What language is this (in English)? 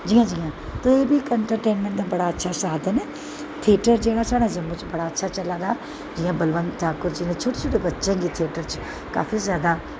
Dogri